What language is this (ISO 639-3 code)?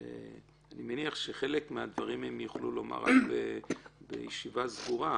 heb